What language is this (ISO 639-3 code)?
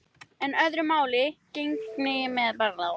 isl